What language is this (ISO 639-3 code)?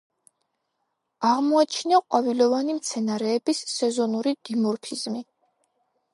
kat